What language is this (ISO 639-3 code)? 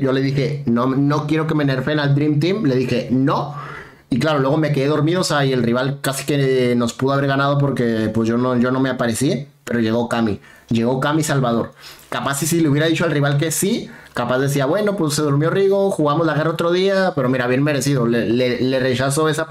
spa